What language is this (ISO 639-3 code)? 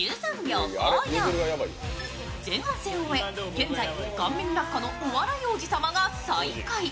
jpn